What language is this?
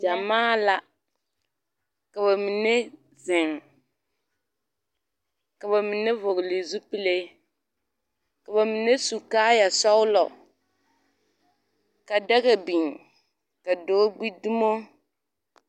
Southern Dagaare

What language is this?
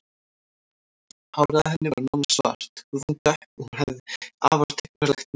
Icelandic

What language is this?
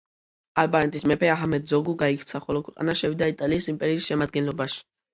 Georgian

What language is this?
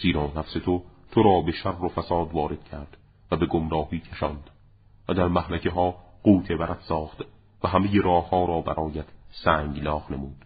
Persian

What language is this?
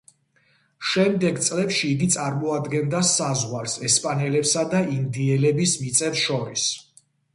Georgian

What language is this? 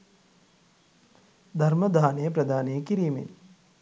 Sinhala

